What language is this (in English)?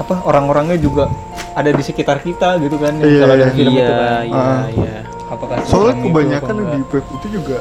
Indonesian